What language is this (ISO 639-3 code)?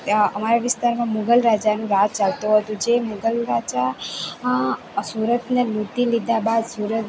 guj